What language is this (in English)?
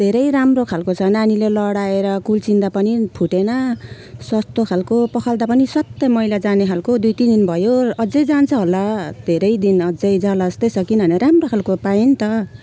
Nepali